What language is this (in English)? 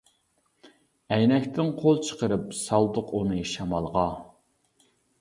Uyghur